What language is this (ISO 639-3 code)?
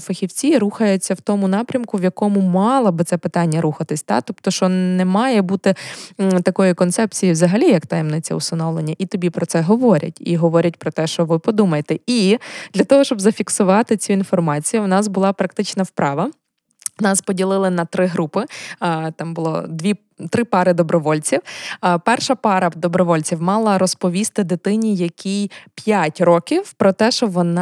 ukr